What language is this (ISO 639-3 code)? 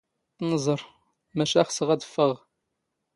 zgh